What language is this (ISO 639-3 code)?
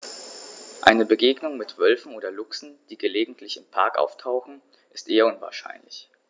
deu